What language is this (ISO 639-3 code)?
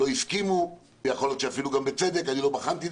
heb